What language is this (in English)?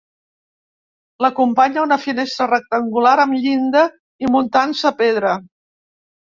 Catalan